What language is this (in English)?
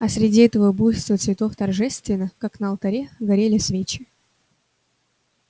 Russian